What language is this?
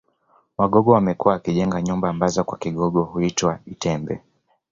Swahili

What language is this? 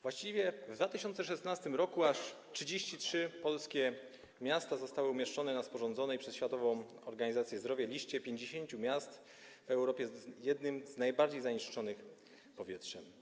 Polish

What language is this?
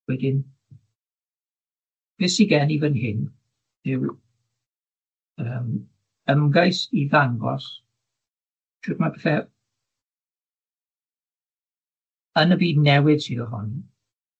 Welsh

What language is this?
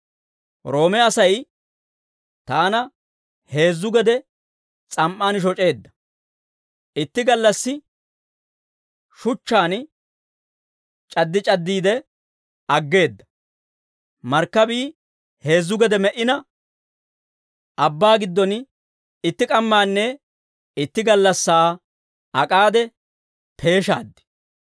Dawro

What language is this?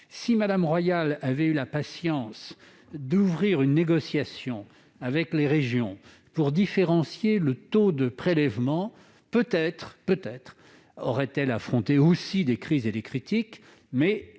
French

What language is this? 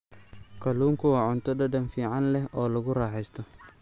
Somali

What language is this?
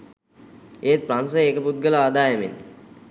Sinhala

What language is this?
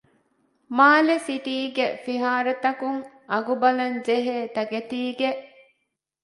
Divehi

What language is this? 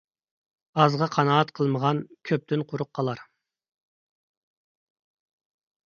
Uyghur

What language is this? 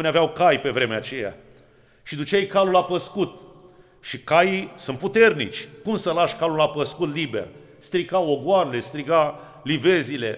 Romanian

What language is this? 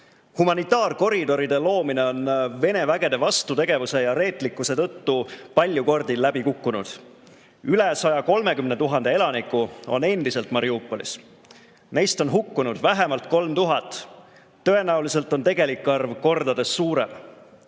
Estonian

